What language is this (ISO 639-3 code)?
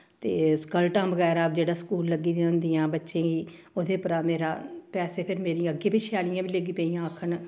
doi